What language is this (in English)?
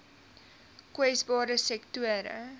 Afrikaans